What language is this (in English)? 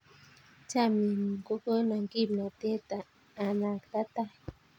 Kalenjin